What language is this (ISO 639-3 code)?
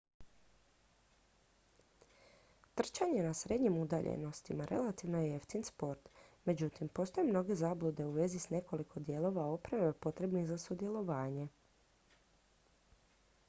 hrv